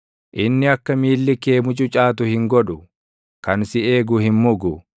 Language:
Oromo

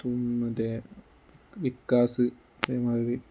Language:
Malayalam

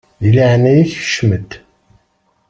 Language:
Kabyle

